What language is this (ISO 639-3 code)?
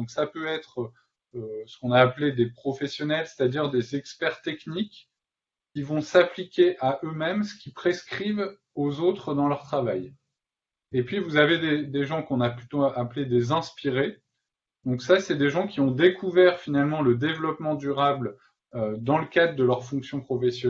fra